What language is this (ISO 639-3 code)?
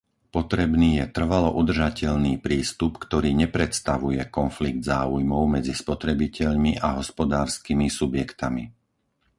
slk